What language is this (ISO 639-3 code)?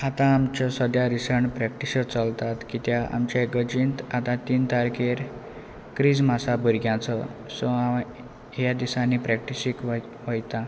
kok